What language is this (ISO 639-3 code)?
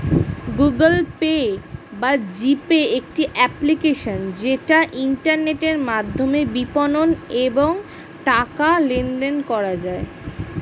ben